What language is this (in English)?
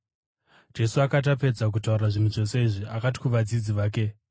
Shona